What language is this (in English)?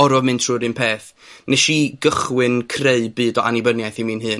Welsh